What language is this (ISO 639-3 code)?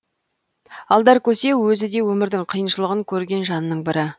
kaz